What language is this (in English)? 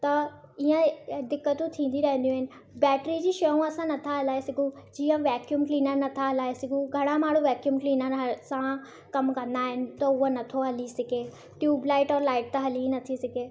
Sindhi